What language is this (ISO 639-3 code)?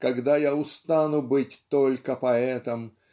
rus